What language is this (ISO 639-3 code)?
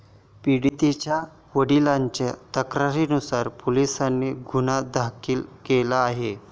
mar